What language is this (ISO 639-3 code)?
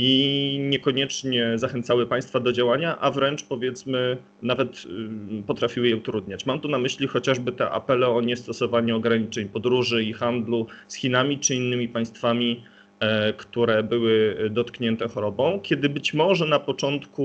pol